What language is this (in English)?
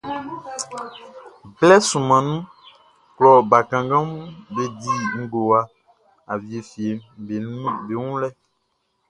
Baoulé